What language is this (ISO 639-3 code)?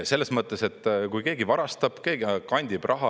est